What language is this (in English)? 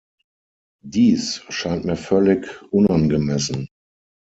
German